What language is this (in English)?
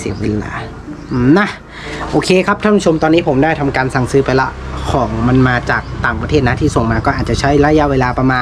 Thai